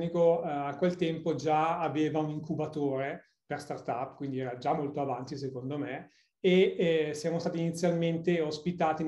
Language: Italian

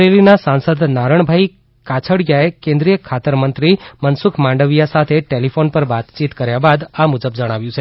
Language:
Gujarati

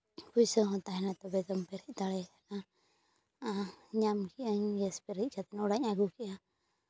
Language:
Santali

